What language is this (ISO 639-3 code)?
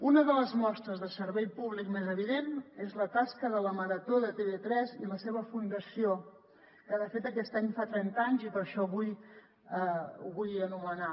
cat